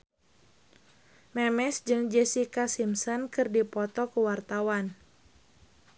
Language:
Sundanese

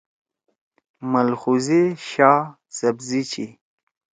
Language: Torwali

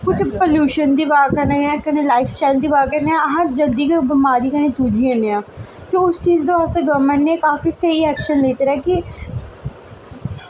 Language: Dogri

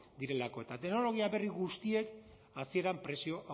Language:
Basque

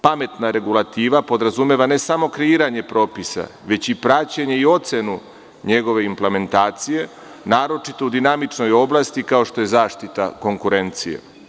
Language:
Serbian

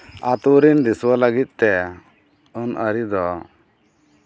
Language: Santali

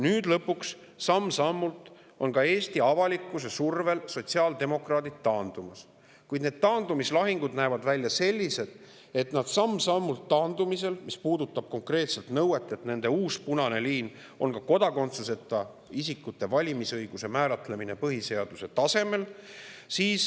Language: Estonian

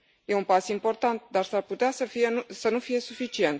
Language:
Romanian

